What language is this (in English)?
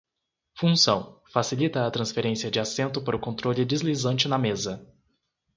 Portuguese